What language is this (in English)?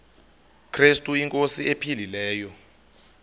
Xhosa